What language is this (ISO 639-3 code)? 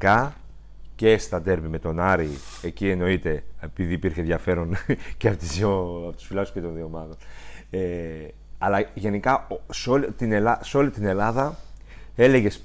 ell